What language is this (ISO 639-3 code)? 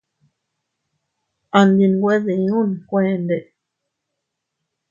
cut